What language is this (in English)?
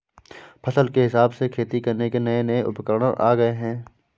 Hindi